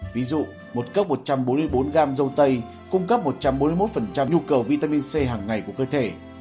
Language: Vietnamese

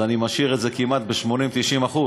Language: Hebrew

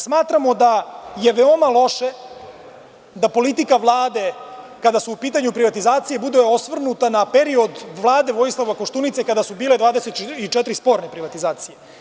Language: Serbian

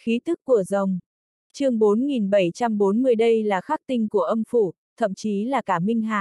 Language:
Vietnamese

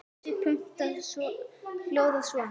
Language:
Icelandic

